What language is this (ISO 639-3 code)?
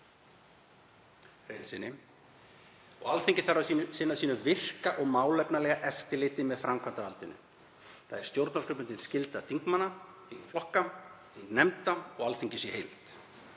isl